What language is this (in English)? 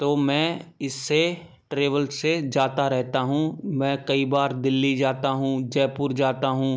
Hindi